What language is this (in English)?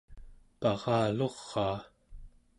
Central Yupik